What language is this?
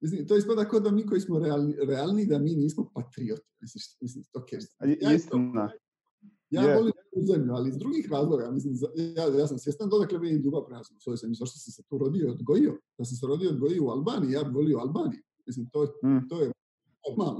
Croatian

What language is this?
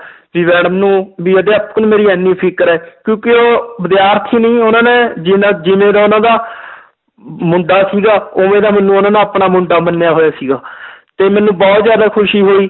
Punjabi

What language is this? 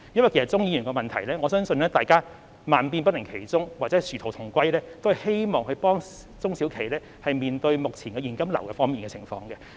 Cantonese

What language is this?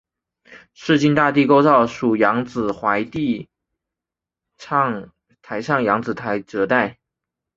Chinese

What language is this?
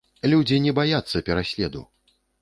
Belarusian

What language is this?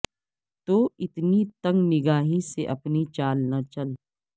Urdu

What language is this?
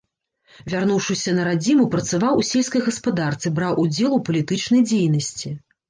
Belarusian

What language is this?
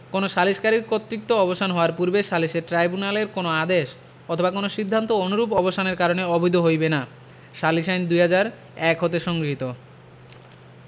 Bangla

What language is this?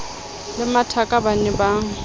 Southern Sotho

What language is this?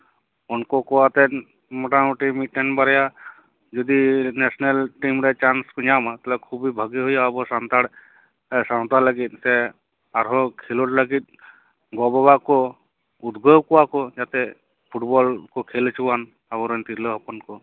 Santali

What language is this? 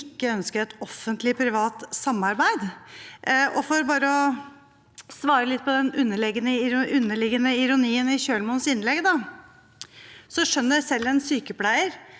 Norwegian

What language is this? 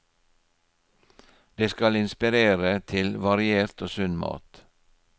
Norwegian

